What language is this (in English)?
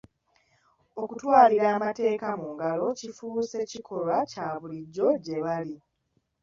Ganda